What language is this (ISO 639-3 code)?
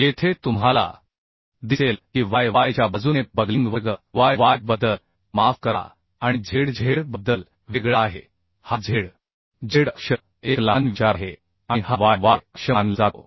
mar